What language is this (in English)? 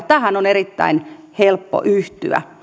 Finnish